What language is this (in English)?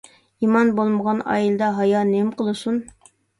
Uyghur